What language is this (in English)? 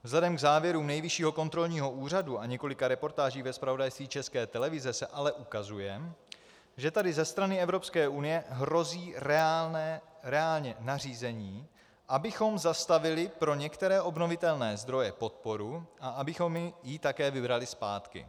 Czech